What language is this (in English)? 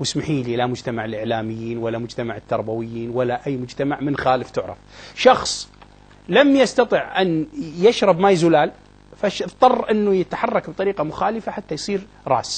Arabic